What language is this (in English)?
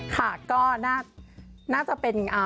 Thai